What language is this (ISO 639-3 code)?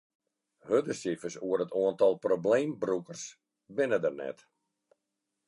fry